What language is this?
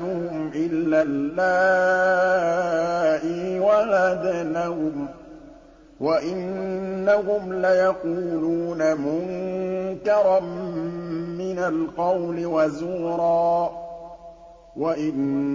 Arabic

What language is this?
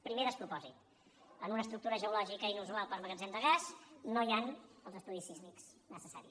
Catalan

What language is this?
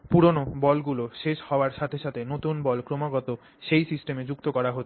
Bangla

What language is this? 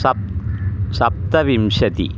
Sanskrit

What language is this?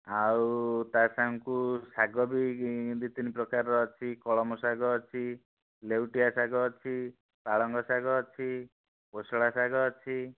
Odia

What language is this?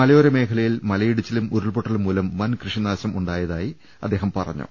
Malayalam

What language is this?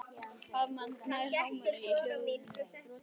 Icelandic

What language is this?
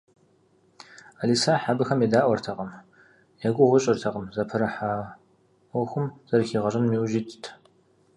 Kabardian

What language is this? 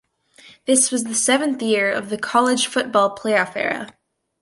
English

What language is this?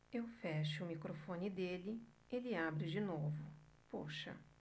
Portuguese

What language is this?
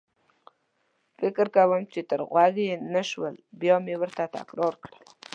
Pashto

